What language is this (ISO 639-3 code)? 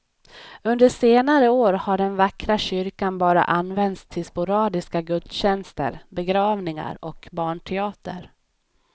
swe